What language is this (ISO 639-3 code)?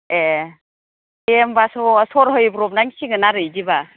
brx